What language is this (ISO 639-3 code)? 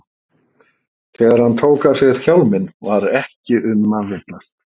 isl